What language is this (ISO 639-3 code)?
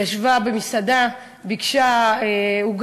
heb